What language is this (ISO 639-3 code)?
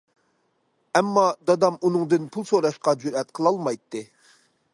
uig